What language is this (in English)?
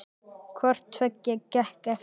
Icelandic